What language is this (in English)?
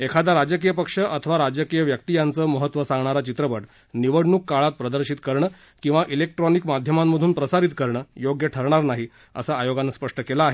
Marathi